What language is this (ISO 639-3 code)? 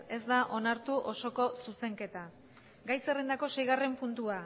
eus